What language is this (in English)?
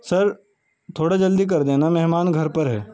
Urdu